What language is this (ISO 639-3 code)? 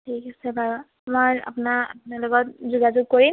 asm